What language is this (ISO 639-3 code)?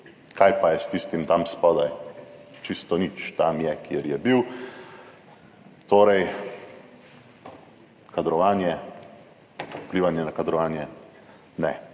slv